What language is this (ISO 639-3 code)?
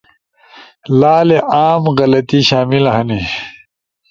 ush